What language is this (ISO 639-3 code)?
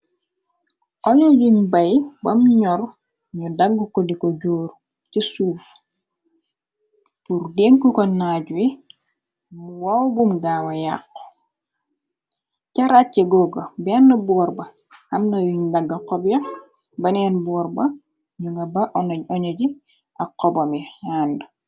wol